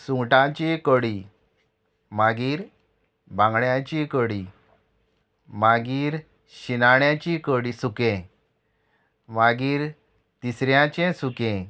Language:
Konkani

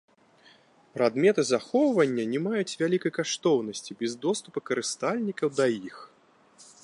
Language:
Belarusian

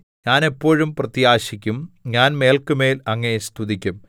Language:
Malayalam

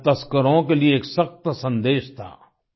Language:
Hindi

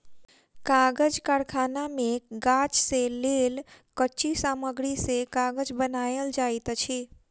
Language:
Maithili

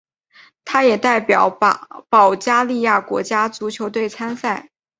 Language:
Chinese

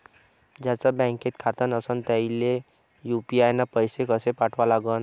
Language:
Marathi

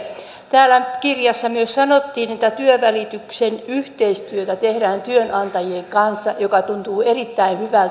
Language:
Finnish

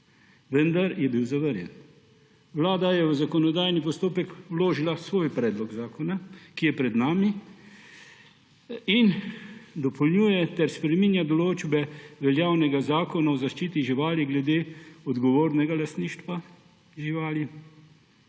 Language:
Slovenian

